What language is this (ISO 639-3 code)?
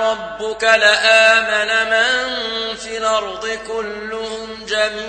ara